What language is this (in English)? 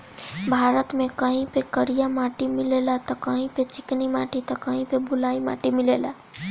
Bhojpuri